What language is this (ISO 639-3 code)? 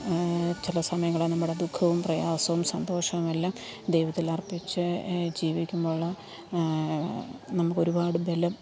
mal